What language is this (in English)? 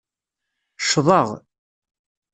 Kabyle